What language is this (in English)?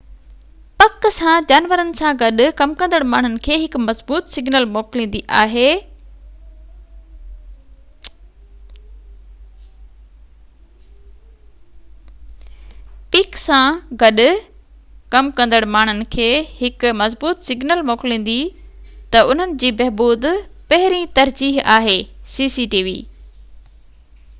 Sindhi